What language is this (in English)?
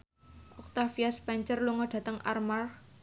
Javanese